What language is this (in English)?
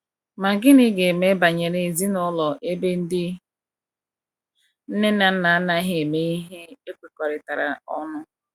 Igbo